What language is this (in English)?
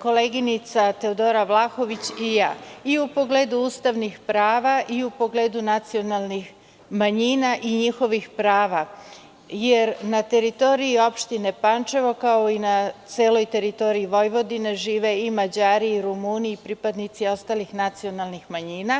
Serbian